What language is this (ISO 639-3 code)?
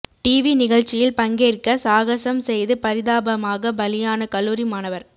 tam